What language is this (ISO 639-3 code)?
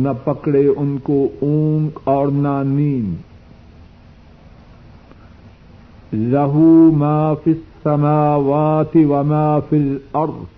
urd